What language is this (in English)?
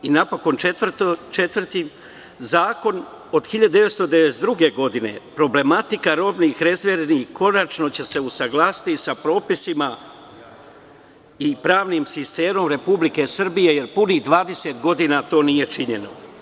Serbian